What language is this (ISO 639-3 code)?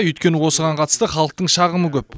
kaz